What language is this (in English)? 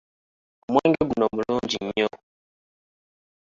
Ganda